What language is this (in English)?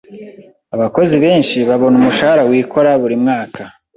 Kinyarwanda